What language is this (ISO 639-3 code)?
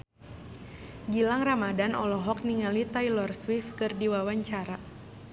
sun